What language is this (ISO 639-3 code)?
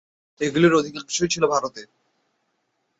ben